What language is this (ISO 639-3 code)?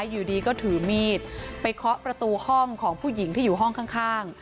tha